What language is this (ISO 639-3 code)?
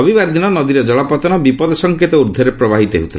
ori